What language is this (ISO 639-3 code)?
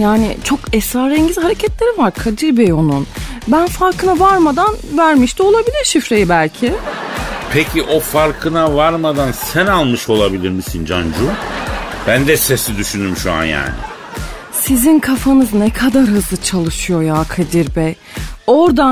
tur